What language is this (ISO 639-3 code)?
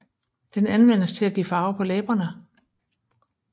dan